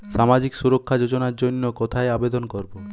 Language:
Bangla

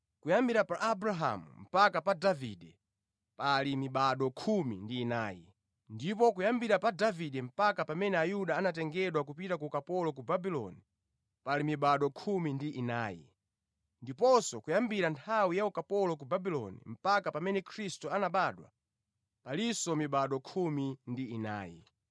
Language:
Nyanja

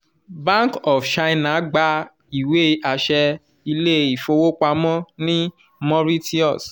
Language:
Yoruba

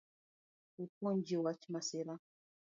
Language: Luo (Kenya and Tanzania)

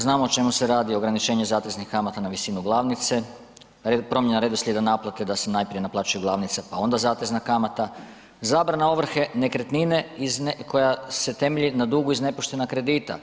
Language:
Croatian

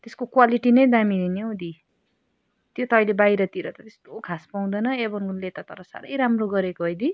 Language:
Nepali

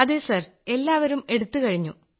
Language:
Malayalam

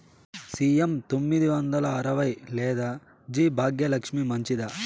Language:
Telugu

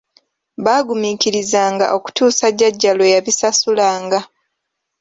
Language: Ganda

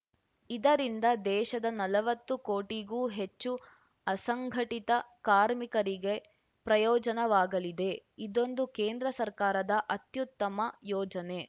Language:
Kannada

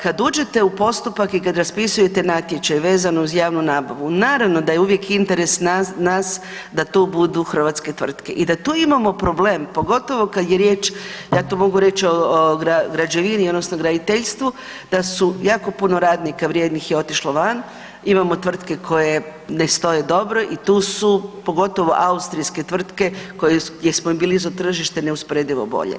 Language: Croatian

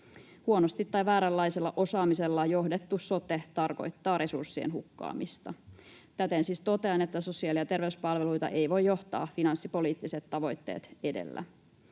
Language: Finnish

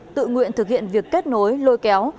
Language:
Vietnamese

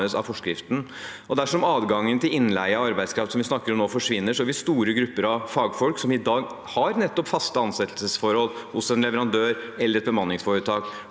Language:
Norwegian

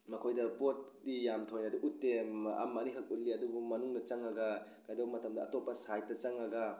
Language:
Manipuri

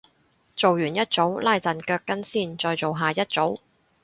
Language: Cantonese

